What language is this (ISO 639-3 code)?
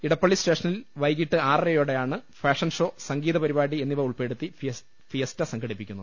mal